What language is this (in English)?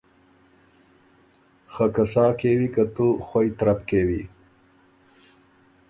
Ormuri